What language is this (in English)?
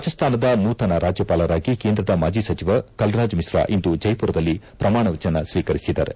Kannada